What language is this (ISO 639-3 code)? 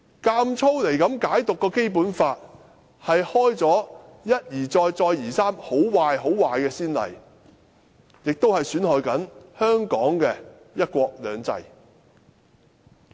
yue